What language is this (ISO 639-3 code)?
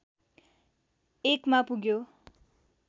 nep